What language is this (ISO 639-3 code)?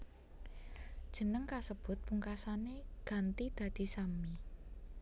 jav